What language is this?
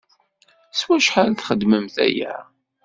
Kabyle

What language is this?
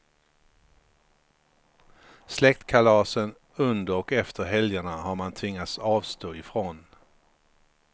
Swedish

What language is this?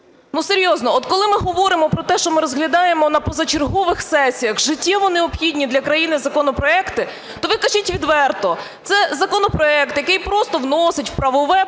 Ukrainian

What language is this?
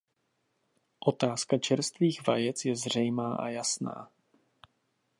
Czech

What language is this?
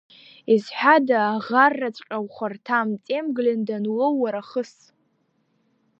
Abkhazian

